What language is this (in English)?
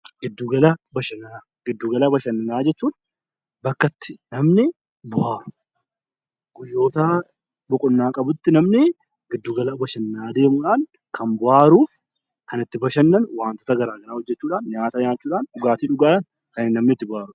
Oromo